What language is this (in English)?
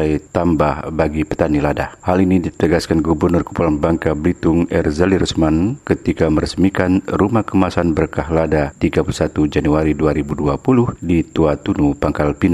Indonesian